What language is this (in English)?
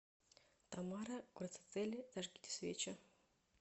Russian